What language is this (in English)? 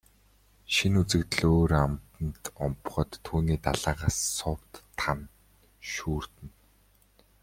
Mongolian